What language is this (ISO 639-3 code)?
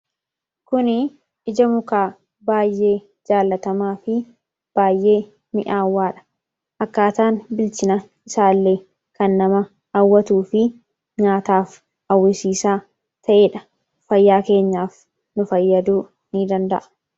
orm